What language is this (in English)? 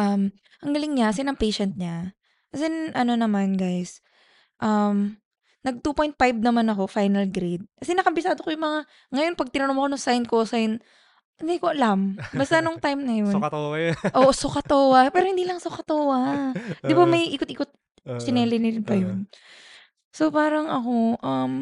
Filipino